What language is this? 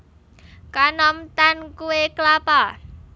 Javanese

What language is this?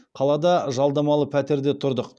Kazakh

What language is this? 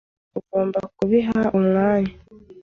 Kinyarwanda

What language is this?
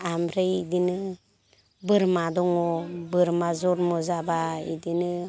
Bodo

